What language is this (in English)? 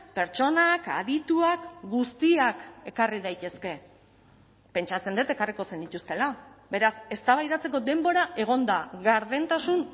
Basque